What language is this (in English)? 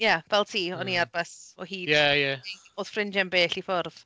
Welsh